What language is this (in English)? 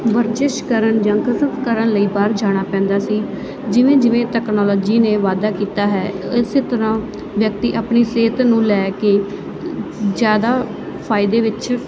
Punjabi